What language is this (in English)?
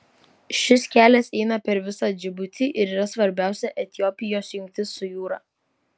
Lithuanian